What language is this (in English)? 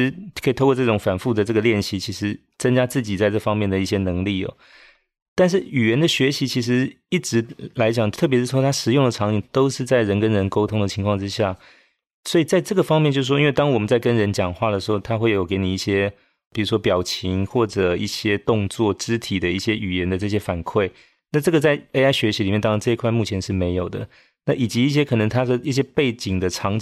Chinese